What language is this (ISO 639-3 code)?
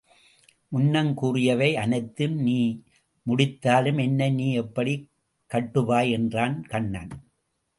tam